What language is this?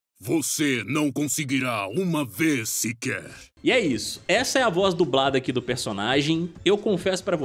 Portuguese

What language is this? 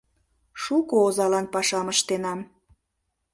Mari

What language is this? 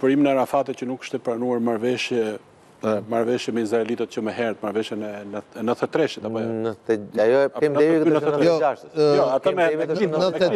Romanian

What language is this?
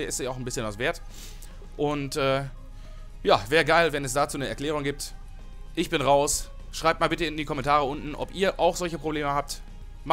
German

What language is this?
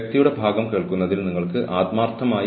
Malayalam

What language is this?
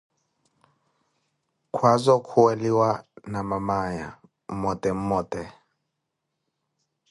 Koti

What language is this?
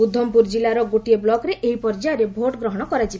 Odia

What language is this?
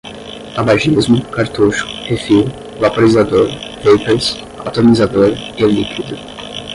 Portuguese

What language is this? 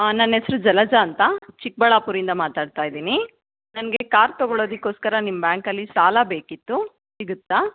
Kannada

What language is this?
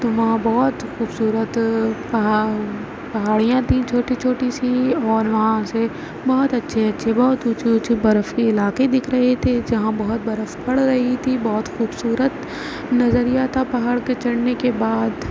Urdu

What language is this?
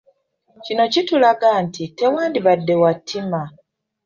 Ganda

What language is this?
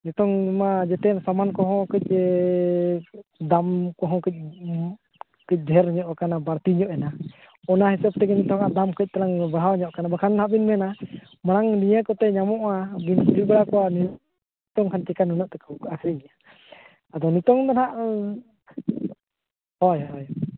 Santali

